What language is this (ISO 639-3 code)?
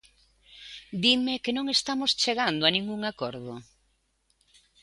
glg